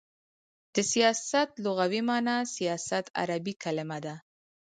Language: Pashto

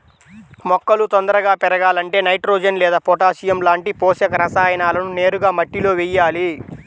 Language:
Telugu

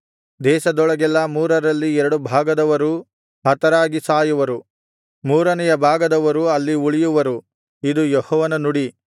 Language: Kannada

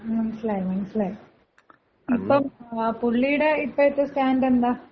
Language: Malayalam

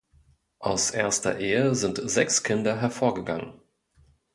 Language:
German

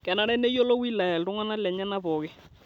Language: Masai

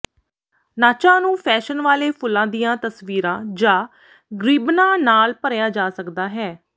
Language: Punjabi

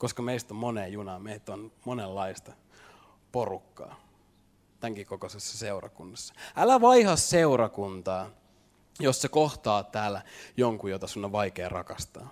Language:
Finnish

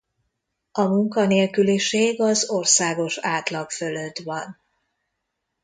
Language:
Hungarian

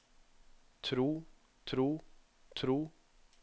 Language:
Norwegian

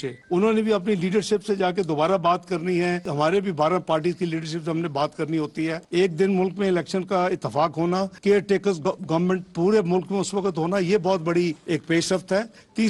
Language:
Urdu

